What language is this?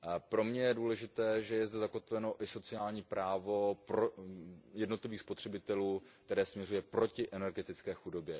Czech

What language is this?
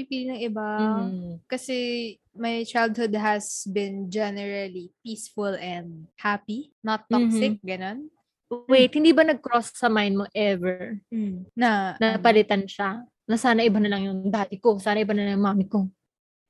Filipino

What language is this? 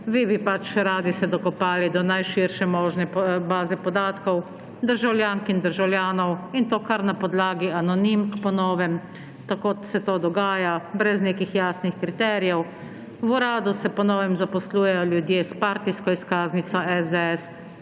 Slovenian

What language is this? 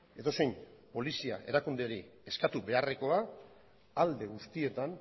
Basque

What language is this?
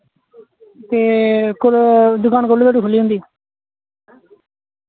Dogri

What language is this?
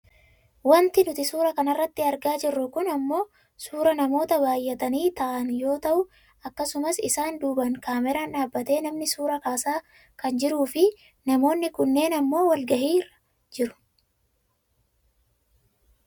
Oromo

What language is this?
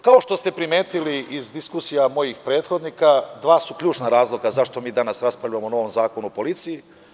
Serbian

